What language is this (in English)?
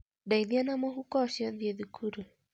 Kikuyu